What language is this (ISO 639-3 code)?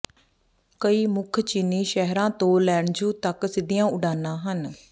pan